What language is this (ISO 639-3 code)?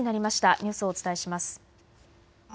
jpn